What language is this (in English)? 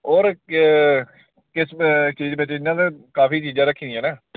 Dogri